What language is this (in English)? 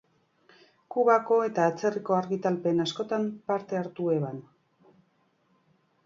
Basque